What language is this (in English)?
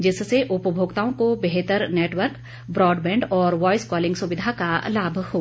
Hindi